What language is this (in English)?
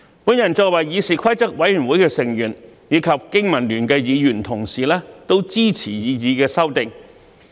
Cantonese